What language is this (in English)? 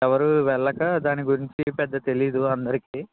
Telugu